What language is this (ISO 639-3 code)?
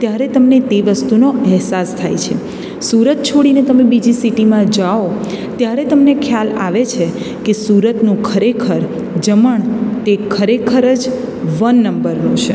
guj